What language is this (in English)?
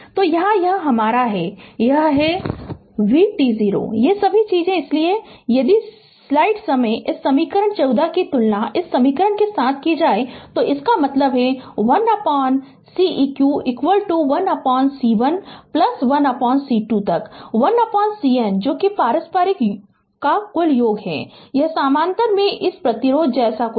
Hindi